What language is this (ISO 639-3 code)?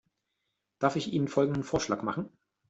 deu